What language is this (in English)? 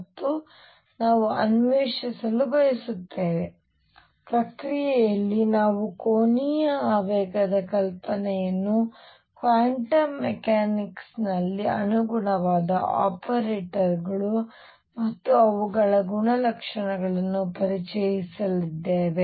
Kannada